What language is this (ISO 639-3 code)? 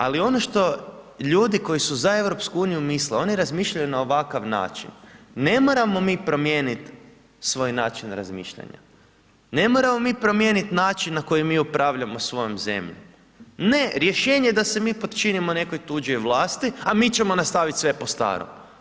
hrv